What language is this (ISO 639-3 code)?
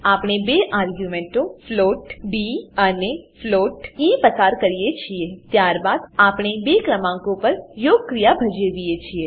guj